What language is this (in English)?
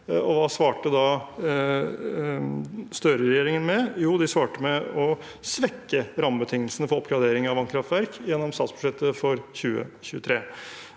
Norwegian